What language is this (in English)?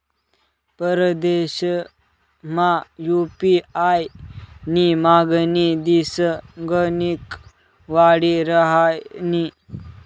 Marathi